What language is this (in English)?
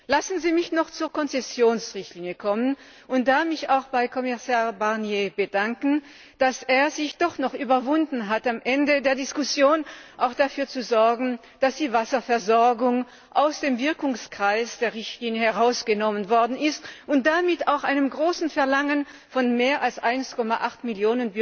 German